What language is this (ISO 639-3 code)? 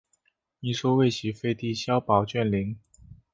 zho